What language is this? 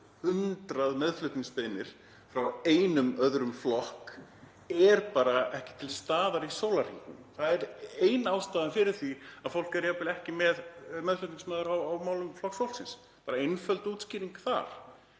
Icelandic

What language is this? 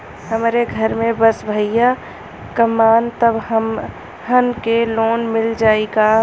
Bhojpuri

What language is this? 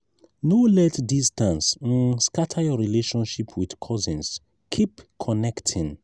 Nigerian Pidgin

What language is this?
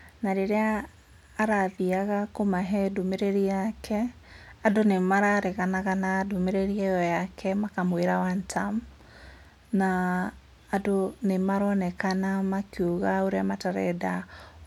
Kikuyu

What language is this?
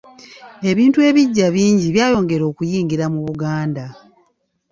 Ganda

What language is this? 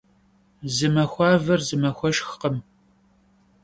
Kabardian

